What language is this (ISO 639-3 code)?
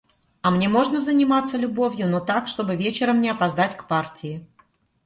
rus